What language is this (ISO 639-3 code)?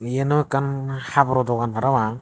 ccp